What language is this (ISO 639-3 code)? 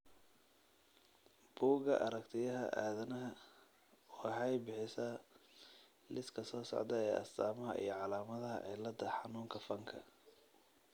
som